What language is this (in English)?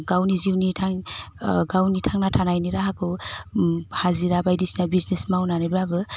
Bodo